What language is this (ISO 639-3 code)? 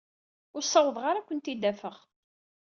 kab